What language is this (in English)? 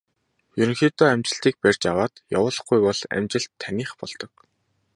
Mongolian